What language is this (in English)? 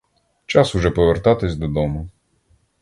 Ukrainian